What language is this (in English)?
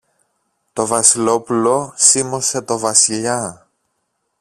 Greek